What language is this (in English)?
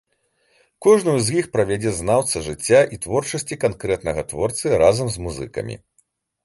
Belarusian